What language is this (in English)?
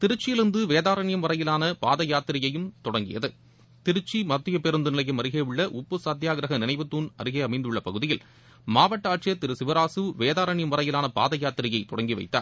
Tamil